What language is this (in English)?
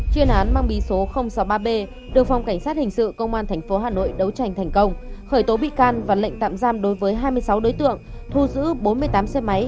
Vietnamese